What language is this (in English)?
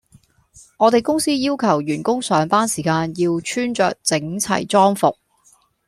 Cantonese